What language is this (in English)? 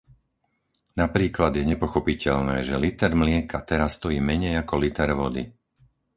Slovak